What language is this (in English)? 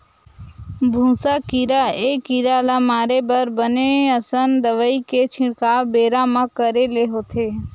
Chhattisgarhi